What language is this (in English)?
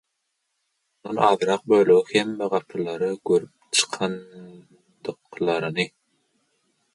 Turkmen